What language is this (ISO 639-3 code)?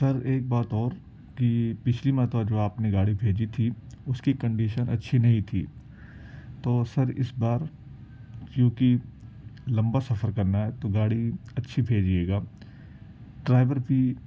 urd